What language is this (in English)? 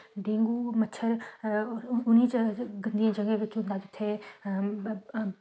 Dogri